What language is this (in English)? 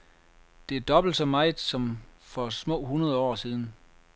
Danish